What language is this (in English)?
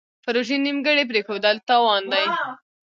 Pashto